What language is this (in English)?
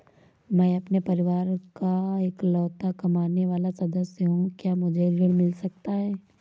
Hindi